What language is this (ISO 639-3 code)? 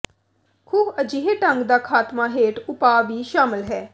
pan